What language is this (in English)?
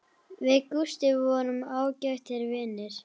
Icelandic